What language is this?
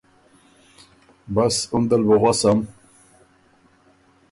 Ormuri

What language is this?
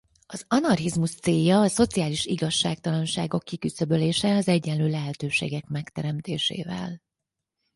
Hungarian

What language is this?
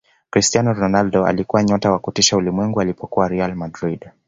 Swahili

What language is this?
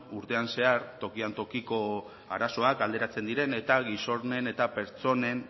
Basque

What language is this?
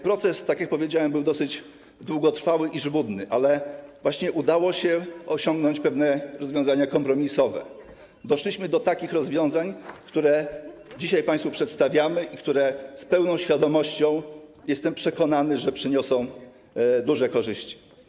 Polish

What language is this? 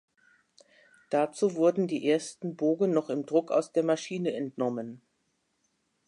German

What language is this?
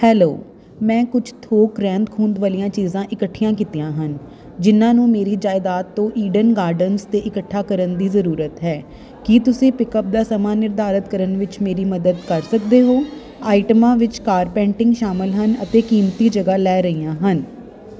Punjabi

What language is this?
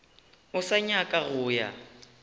Northern Sotho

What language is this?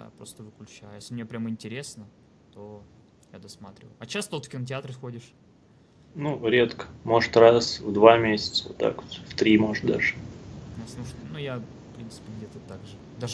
Russian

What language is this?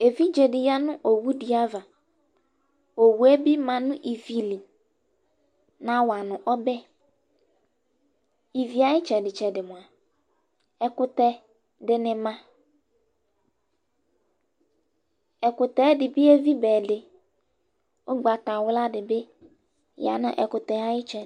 Ikposo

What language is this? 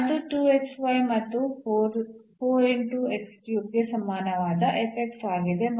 Kannada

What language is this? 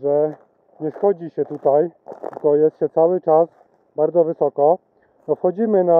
Polish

